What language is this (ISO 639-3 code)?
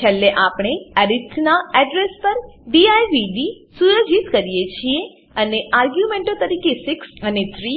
guj